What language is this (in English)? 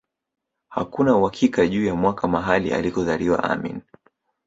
Swahili